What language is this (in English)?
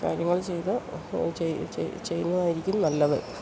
Malayalam